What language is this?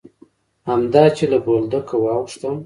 Pashto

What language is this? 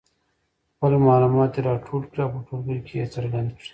Pashto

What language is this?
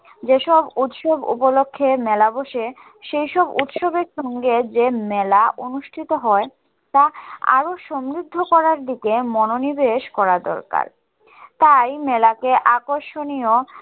Bangla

